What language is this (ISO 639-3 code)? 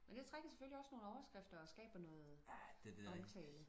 dan